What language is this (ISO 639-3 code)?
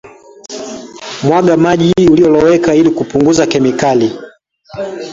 swa